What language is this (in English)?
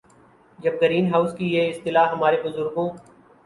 Urdu